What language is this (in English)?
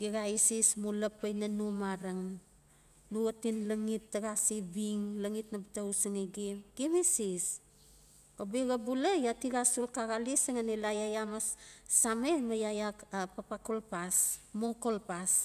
Notsi